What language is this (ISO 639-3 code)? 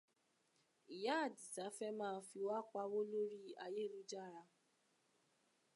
yor